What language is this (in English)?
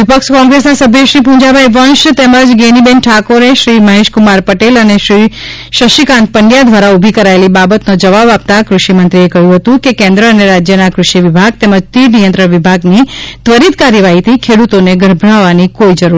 Gujarati